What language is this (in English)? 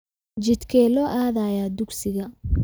Somali